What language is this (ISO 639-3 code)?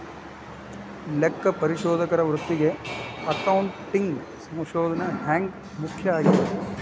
kan